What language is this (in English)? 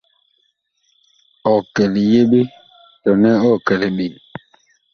Bakoko